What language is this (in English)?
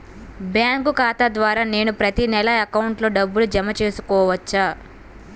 Telugu